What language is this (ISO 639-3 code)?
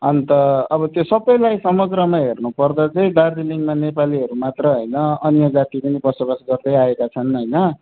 nep